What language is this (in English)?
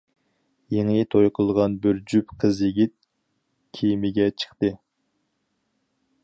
Uyghur